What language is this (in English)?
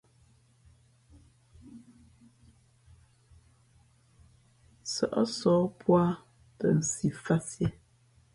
Fe'fe'